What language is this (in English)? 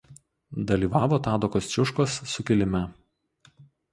Lithuanian